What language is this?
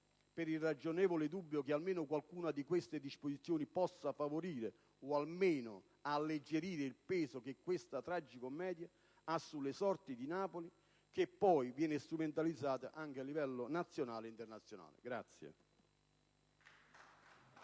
Italian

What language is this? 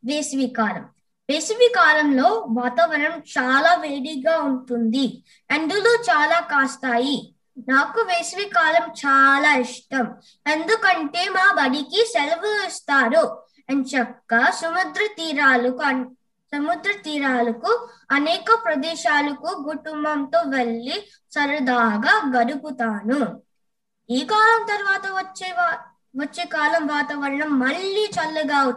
Telugu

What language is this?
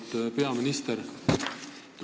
Estonian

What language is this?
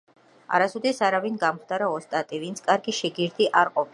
Georgian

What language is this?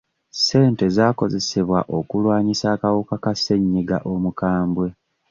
Ganda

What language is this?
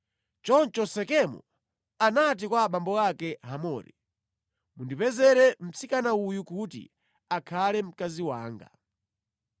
Nyanja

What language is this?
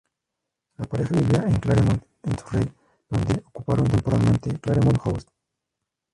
Spanish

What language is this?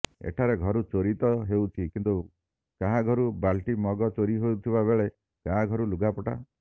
Odia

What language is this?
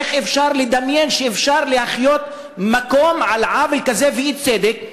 Hebrew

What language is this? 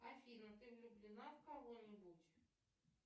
Russian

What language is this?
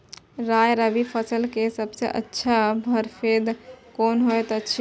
Maithili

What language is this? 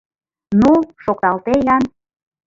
Mari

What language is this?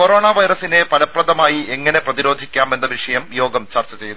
Malayalam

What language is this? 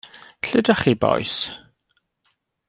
Welsh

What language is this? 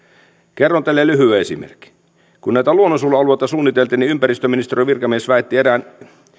Finnish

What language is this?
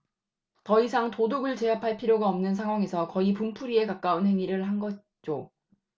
Korean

